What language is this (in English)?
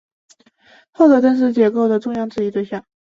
Chinese